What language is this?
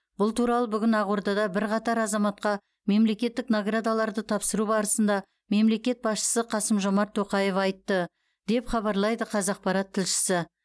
Kazakh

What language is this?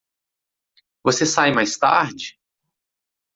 Portuguese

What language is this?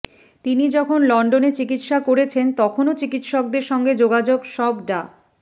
Bangla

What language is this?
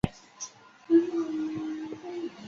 Chinese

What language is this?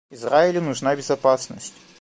Russian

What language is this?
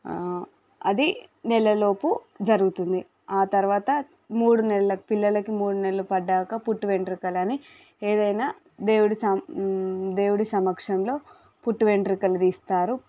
Telugu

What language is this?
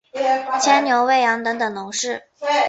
Chinese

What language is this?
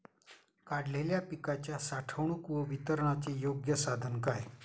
Marathi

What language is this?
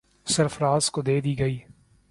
Urdu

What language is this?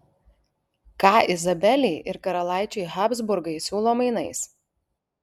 Lithuanian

